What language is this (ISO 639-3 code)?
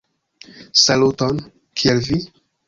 epo